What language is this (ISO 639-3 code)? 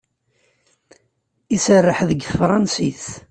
kab